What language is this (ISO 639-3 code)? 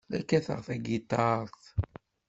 kab